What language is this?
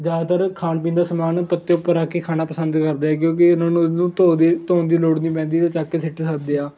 Punjabi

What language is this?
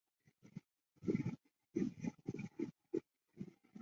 Chinese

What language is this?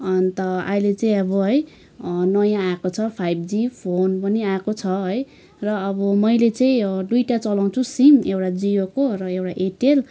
Nepali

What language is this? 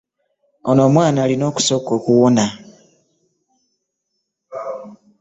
Ganda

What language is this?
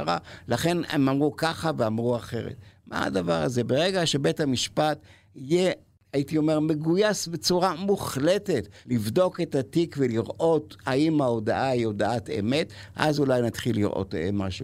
Hebrew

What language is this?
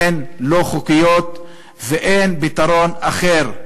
Hebrew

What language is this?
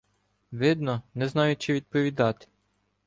Ukrainian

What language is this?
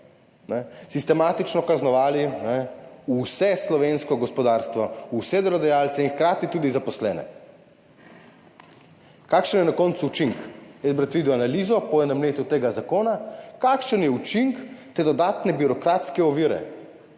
Slovenian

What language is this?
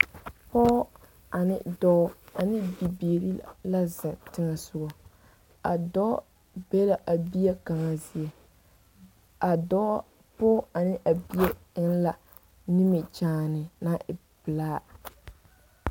Southern Dagaare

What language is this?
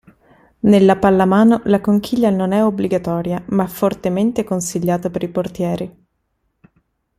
Italian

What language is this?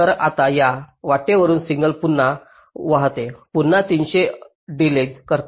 Marathi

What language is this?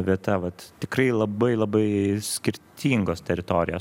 Lithuanian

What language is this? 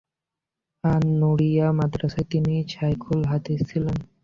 Bangla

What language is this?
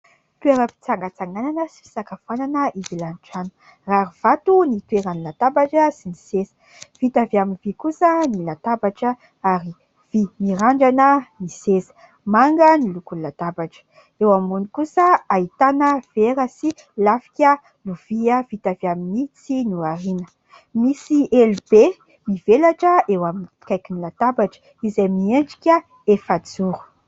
Malagasy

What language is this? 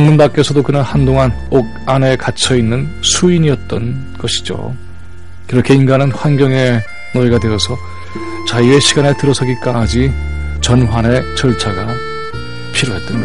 Korean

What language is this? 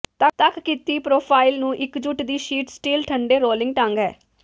Punjabi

